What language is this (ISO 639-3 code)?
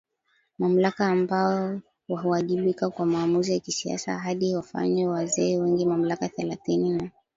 swa